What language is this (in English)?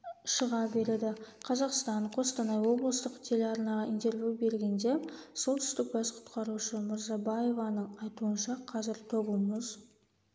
Kazakh